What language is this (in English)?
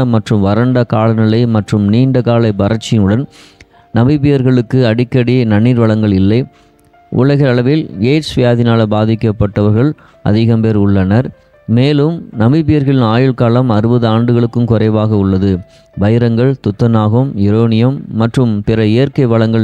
Arabic